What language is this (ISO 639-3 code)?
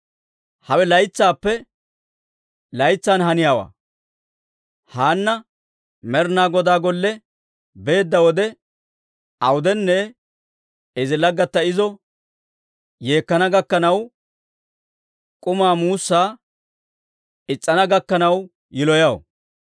dwr